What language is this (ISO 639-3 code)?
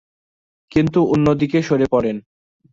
ben